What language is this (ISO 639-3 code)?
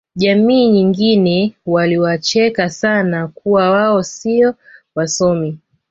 swa